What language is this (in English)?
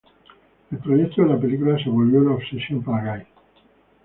Spanish